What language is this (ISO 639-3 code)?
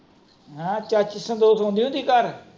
pan